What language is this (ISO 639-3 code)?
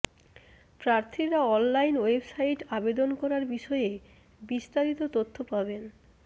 ben